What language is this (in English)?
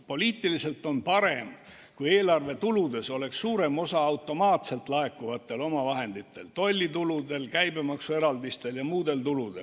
Estonian